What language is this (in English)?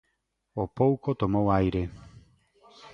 Galician